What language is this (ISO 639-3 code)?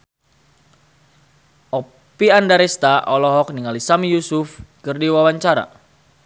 sun